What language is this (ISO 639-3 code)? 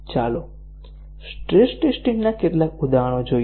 guj